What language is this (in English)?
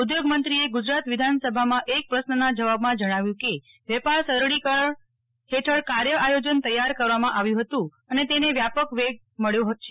Gujarati